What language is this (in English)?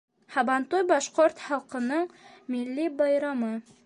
Bashkir